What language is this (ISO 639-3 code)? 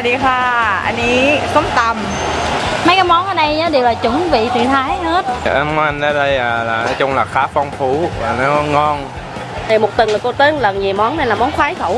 vie